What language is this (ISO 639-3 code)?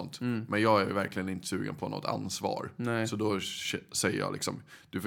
swe